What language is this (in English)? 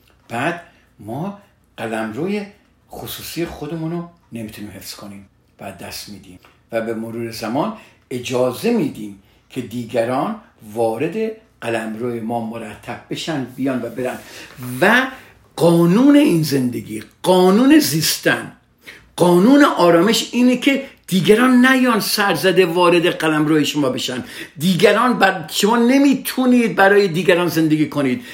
Persian